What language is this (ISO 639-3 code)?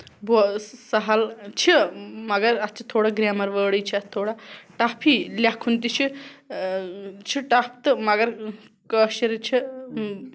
kas